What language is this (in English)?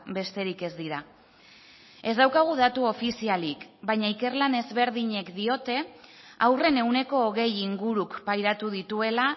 Basque